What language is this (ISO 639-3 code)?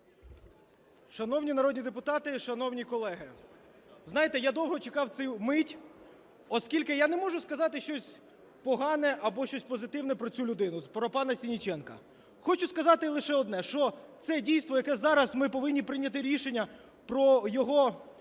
ukr